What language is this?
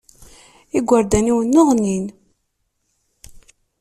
Kabyle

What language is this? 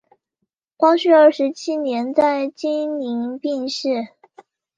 Chinese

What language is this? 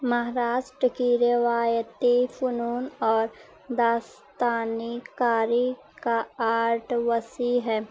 Urdu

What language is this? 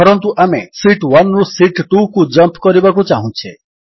Odia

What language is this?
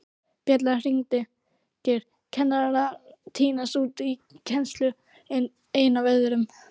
Icelandic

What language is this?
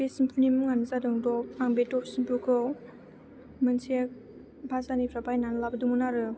Bodo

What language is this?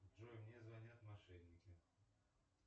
Russian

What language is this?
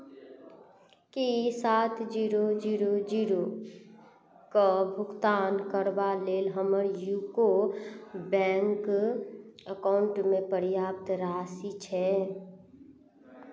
Maithili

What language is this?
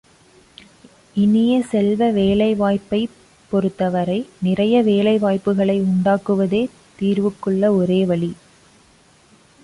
Tamil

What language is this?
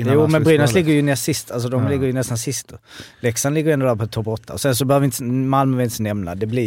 Swedish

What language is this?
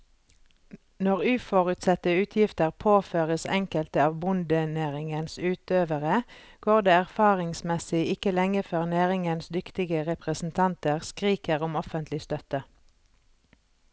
Norwegian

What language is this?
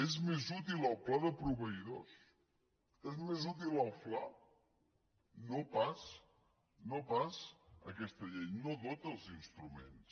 Catalan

